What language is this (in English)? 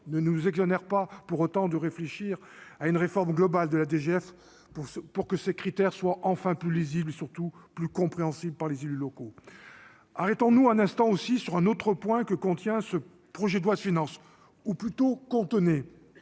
French